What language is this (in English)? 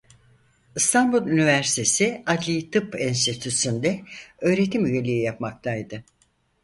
Turkish